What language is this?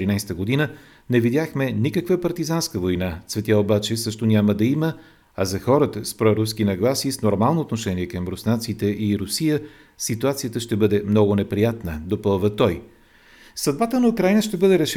Bulgarian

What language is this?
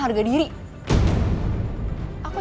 Indonesian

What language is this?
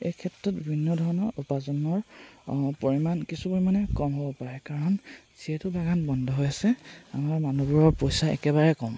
Assamese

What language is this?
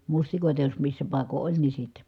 Finnish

